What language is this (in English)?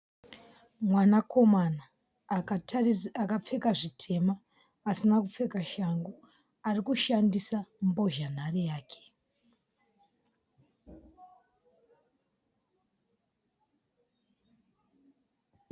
Shona